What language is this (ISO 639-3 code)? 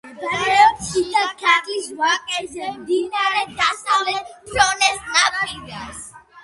kat